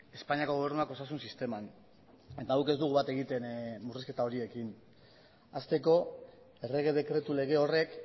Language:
Basque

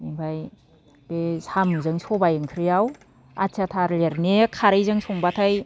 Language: Bodo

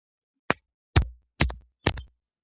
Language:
Georgian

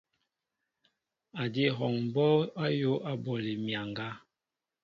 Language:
Mbo (Cameroon)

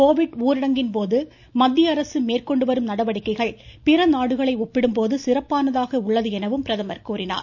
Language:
Tamil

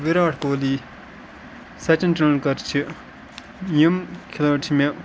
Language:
Kashmiri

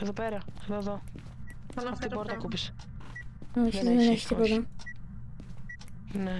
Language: Greek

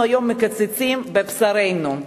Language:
Hebrew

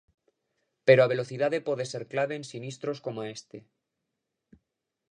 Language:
Galician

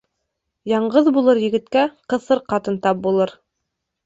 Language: Bashkir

